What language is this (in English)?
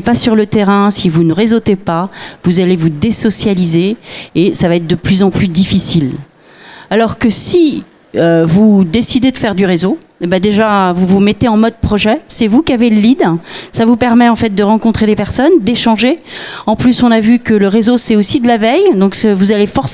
French